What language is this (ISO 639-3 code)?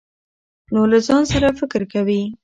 pus